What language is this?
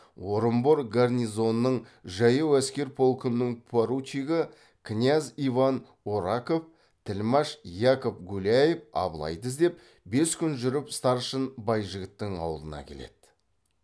Kazakh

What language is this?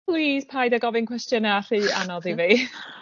Welsh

